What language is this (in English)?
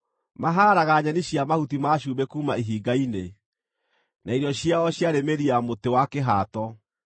Kikuyu